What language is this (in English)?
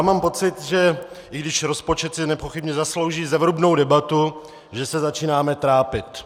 Czech